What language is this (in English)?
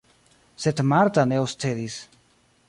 Esperanto